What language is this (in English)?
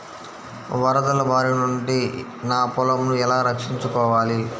Telugu